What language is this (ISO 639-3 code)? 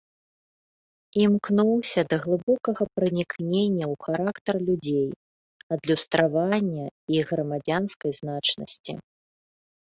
bel